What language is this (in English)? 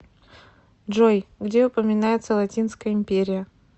Russian